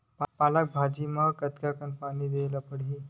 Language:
Chhattisgarhi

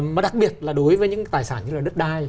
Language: Vietnamese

